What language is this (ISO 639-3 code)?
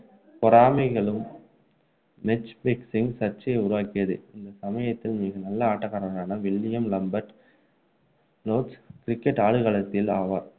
tam